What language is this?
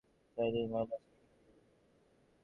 Bangla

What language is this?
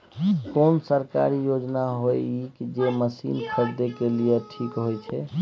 Maithili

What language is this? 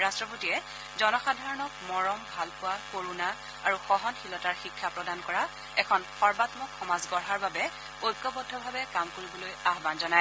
Assamese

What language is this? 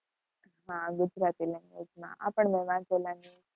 Gujarati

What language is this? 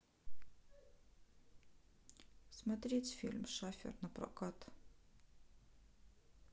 Russian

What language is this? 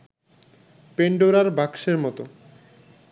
Bangla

